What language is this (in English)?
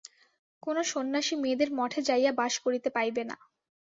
Bangla